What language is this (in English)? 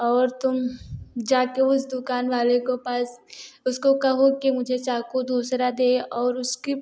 Hindi